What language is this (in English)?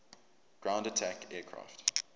English